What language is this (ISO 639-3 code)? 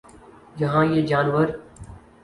urd